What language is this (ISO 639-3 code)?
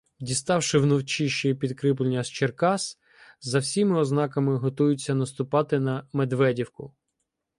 ukr